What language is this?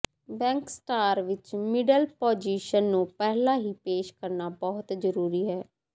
Punjabi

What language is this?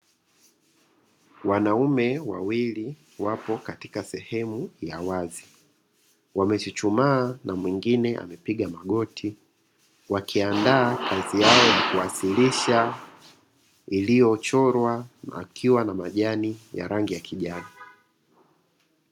Swahili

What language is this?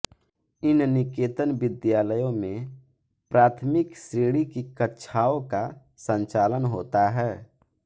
Hindi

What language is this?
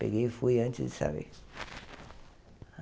Portuguese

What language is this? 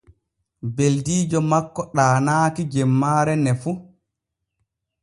Borgu Fulfulde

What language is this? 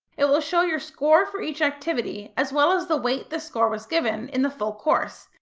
English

